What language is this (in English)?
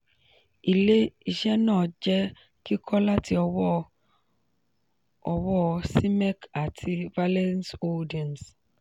Yoruba